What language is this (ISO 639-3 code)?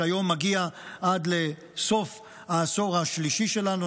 heb